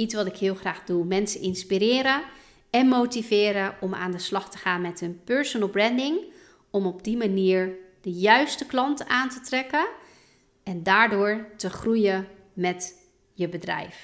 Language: Dutch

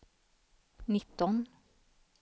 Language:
Swedish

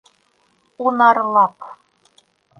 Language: Bashkir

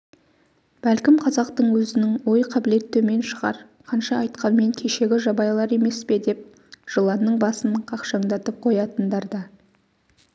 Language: Kazakh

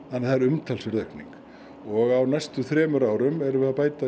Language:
Icelandic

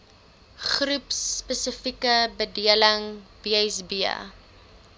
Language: Afrikaans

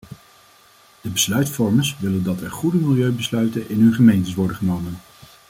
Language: Dutch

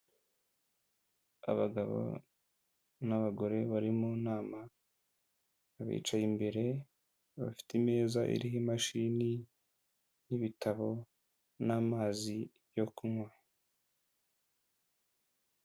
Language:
Kinyarwanda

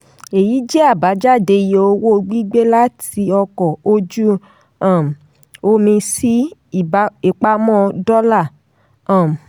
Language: Yoruba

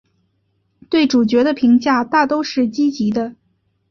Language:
Chinese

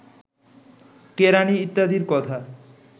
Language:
Bangla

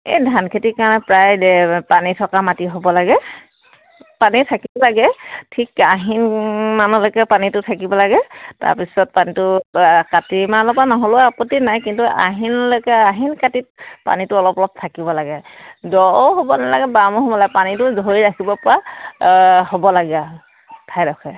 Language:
Assamese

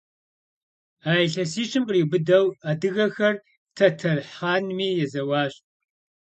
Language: Kabardian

